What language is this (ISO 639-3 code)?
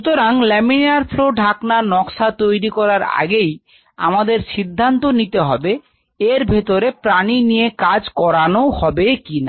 ben